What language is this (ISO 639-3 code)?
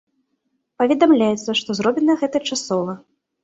bel